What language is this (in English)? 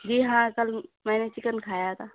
Urdu